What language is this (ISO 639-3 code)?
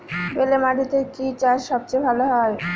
ben